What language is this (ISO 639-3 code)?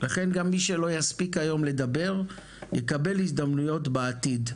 heb